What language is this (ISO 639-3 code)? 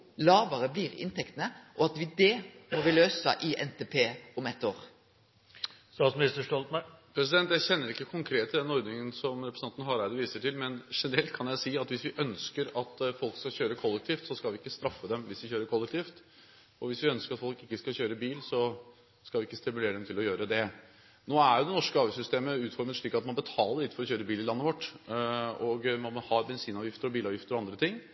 nor